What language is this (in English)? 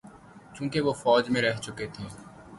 Urdu